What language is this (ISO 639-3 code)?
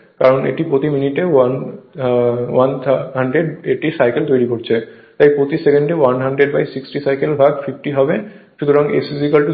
ben